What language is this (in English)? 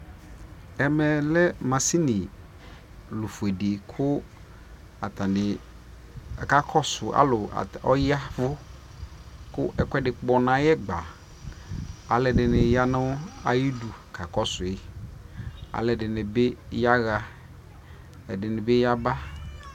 Ikposo